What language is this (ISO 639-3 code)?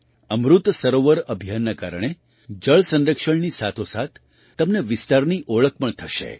guj